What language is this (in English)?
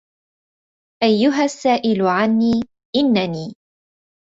Arabic